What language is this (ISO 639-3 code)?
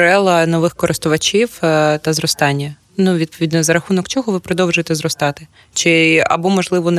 ukr